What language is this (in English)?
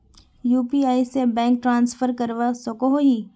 Magahi